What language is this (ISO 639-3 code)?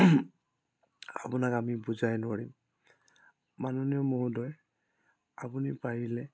asm